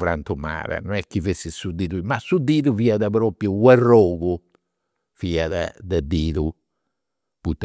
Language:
Campidanese Sardinian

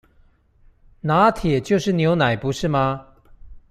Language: Chinese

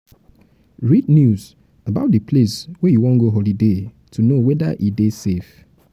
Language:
Nigerian Pidgin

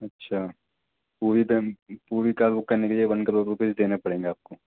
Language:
Urdu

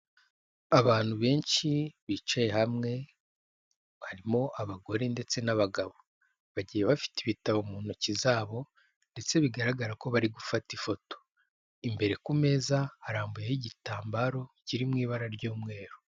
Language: Kinyarwanda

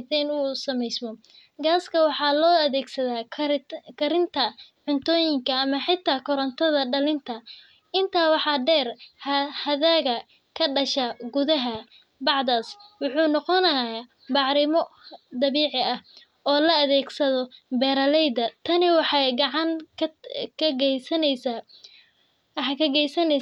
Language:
Somali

